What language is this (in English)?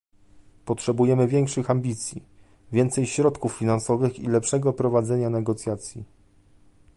Polish